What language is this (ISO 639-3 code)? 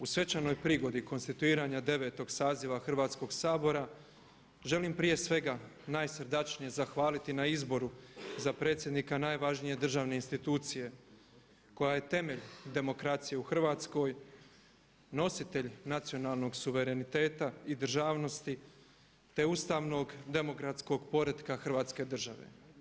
hrv